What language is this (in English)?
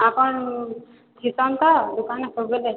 Odia